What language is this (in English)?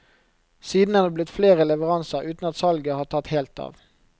Norwegian